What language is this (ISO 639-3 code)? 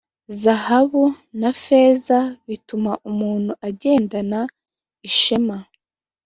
kin